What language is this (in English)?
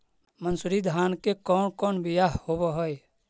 Magahi